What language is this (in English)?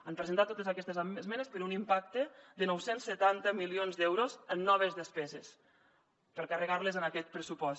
Catalan